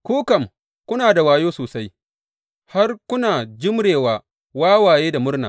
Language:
Hausa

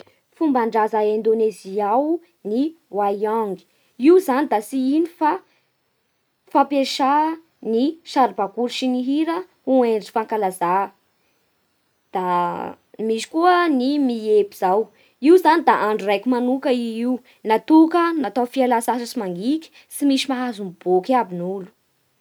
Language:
Bara Malagasy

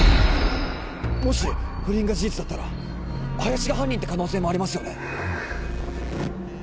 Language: Japanese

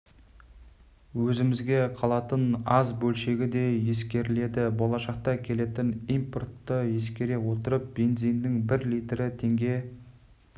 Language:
Kazakh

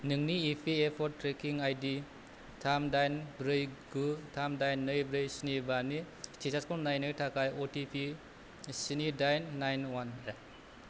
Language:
Bodo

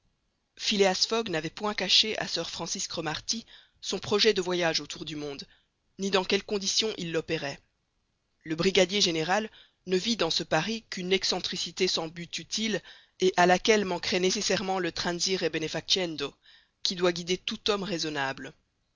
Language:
French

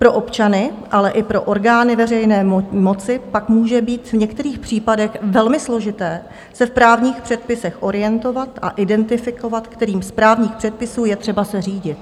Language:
Czech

